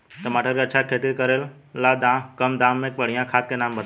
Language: Bhojpuri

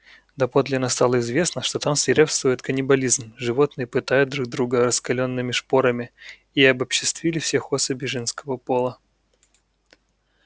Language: Russian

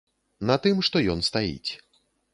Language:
Belarusian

